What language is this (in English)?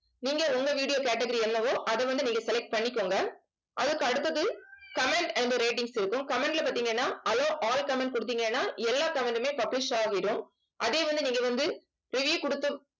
Tamil